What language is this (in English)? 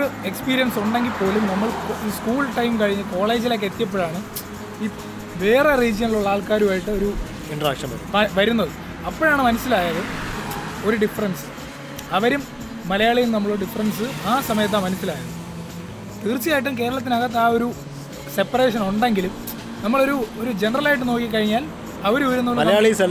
Malayalam